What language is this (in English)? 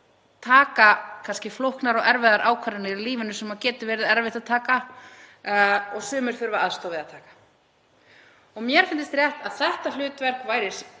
Icelandic